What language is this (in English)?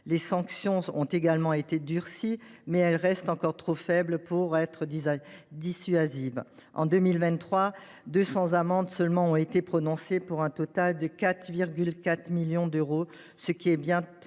French